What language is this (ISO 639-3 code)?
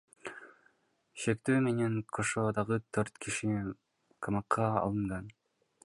kir